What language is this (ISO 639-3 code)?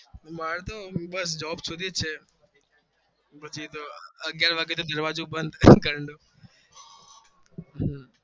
guj